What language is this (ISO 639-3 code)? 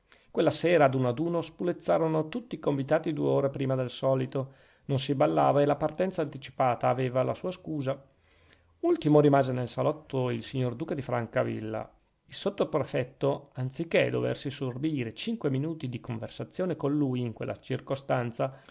ita